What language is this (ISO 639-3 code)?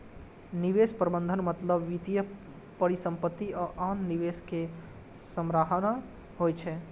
mai